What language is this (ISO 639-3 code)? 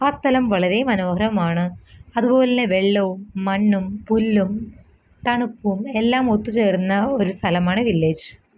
mal